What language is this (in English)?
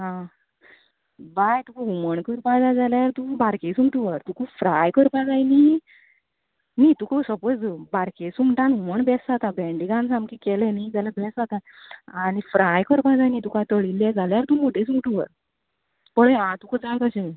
Konkani